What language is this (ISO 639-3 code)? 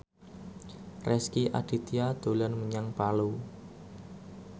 jav